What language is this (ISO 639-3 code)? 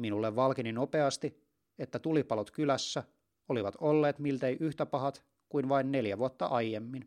fin